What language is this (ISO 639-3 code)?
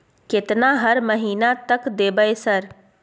mai